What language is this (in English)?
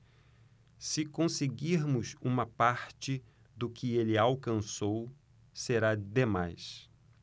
Portuguese